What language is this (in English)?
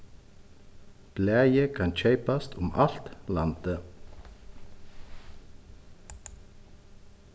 Faroese